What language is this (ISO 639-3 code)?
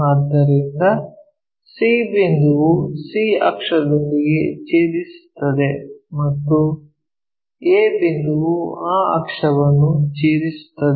kan